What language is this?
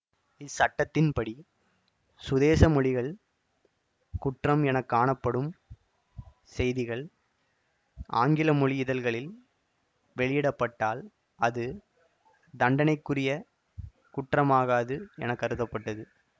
Tamil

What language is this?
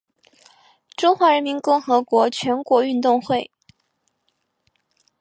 Chinese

